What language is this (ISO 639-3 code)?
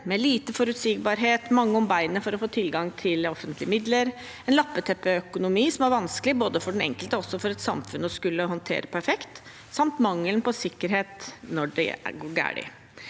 nor